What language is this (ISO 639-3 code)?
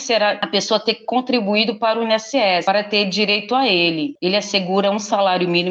por